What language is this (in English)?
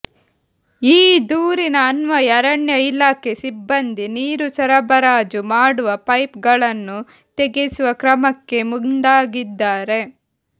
Kannada